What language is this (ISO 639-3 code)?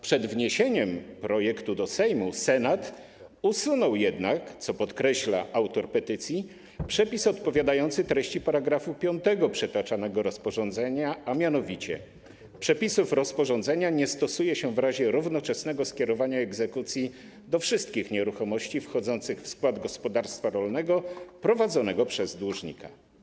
pol